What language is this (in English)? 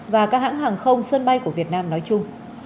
Vietnamese